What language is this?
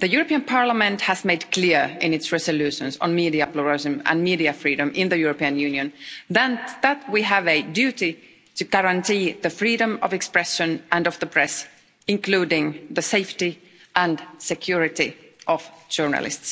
English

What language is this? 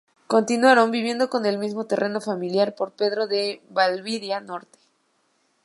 Spanish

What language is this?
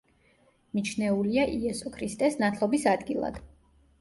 Georgian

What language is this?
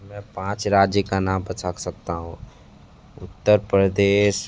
Hindi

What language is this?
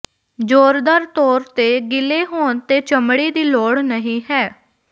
Punjabi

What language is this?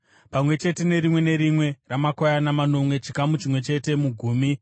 Shona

